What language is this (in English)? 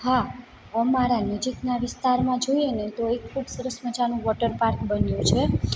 Gujarati